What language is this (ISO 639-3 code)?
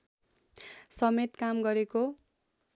nep